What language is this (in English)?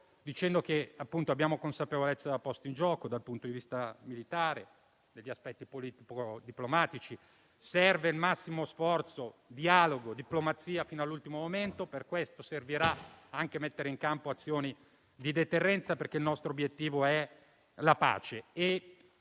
Italian